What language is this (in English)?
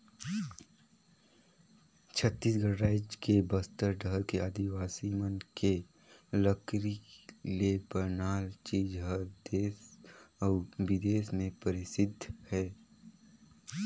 Chhattisgarhi